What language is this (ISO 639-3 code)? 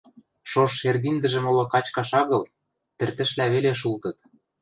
mrj